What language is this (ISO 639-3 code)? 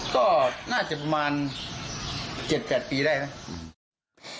tha